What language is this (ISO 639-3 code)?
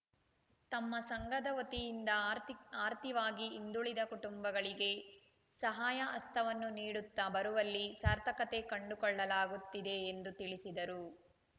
kan